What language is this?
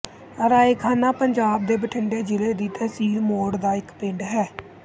Punjabi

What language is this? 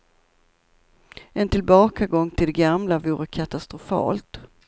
Swedish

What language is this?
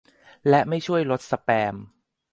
Thai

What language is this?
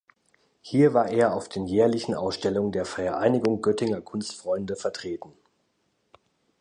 German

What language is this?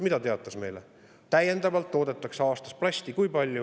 Estonian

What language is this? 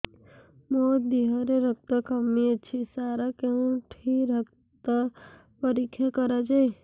Odia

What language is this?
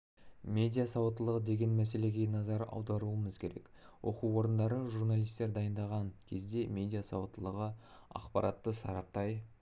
Kazakh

